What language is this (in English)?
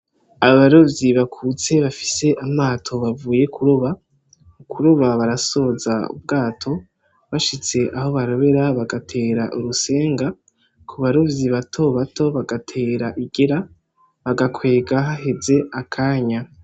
Rundi